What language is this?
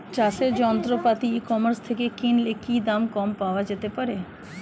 Bangla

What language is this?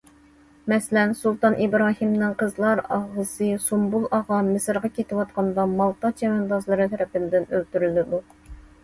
Uyghur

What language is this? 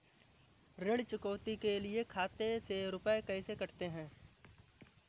Hindi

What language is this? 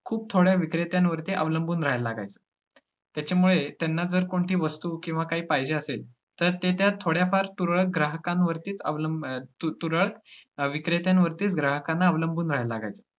Marathi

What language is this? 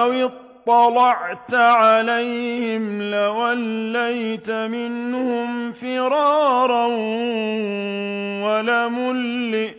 Arabic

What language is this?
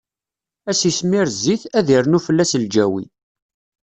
Kabyle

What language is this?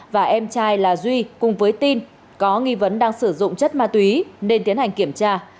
Vietnamese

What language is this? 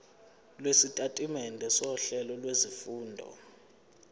Zulu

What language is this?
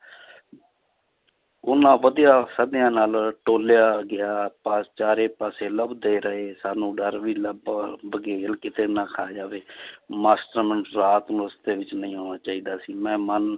Punjabi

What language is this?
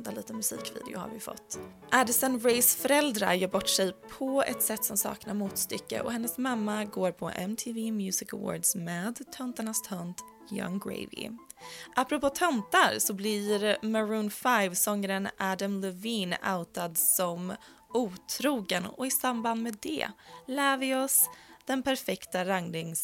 Swedish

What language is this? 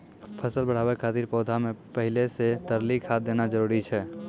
Maithili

